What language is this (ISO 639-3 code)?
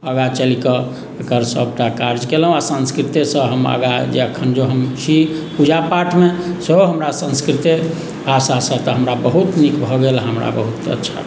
mai